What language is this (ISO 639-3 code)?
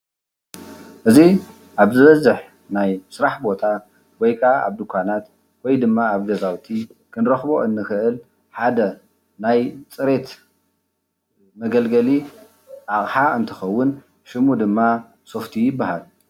tir